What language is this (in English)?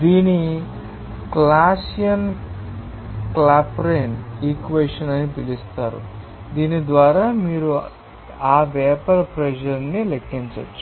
Telugu